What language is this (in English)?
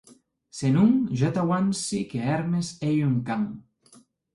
Occitan